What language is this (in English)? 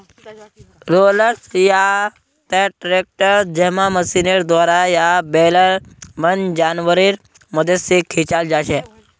Magahi